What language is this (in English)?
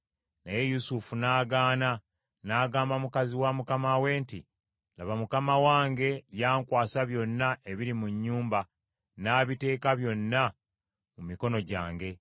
Ganda